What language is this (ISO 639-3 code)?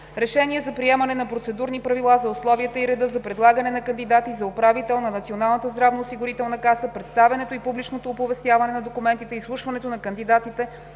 bul